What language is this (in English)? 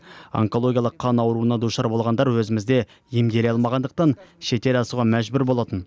Kazakh